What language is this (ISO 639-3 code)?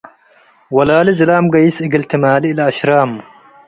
tig